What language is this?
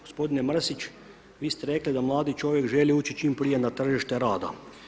Croatian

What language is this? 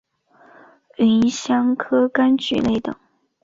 Chinese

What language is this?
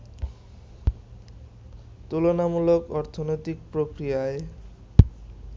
Bangla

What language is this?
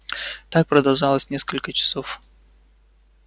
Russian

